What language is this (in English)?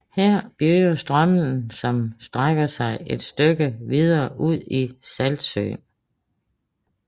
Danish